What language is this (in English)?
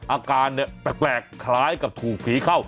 Thai